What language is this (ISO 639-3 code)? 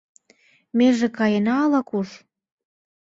chm